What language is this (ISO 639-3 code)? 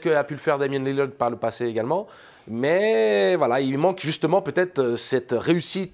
fra